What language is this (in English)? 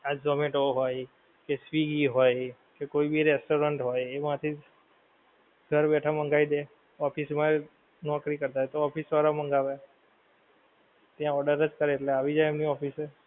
Gujarati